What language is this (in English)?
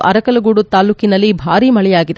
Kannada